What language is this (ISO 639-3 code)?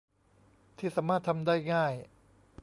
tha